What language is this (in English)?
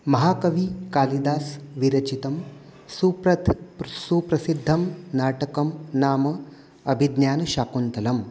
Sanskrit